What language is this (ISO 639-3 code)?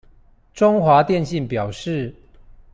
zho